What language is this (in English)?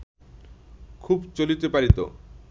Bangla